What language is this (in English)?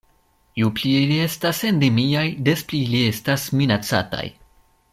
Esperanto